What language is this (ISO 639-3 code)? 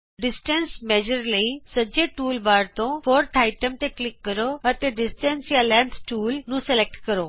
pan